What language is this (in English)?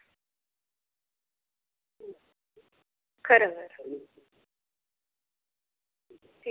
Dogri